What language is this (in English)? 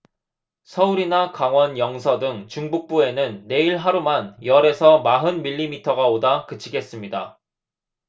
Korean